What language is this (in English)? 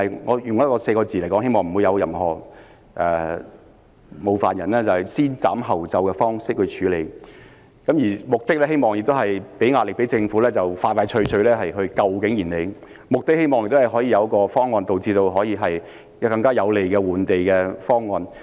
Cantonese